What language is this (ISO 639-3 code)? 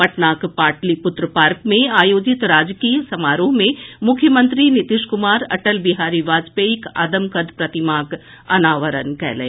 mai